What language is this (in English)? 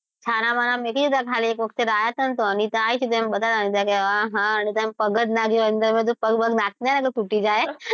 Gujarati